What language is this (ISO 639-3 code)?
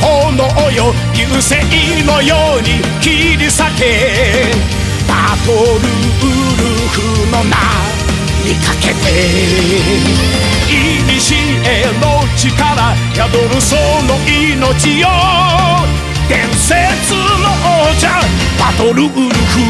jpn